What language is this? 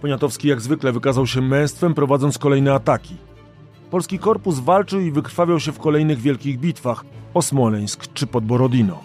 Polish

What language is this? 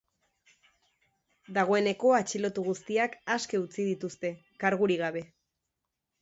Basque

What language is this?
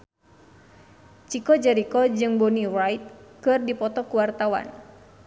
Sundanese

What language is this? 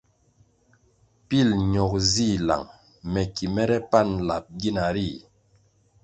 Kwasio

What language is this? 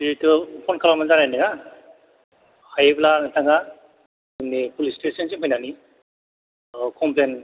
Bodo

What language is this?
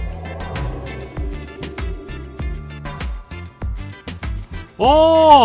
Korean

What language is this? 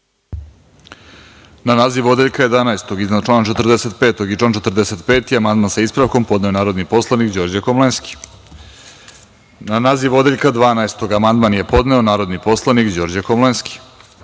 Serbian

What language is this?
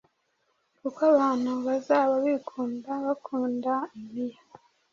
Kinyarwanda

